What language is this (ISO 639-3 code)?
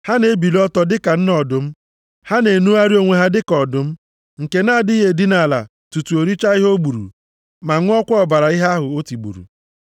ibo